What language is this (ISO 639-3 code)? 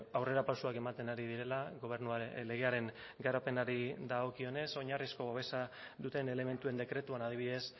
eus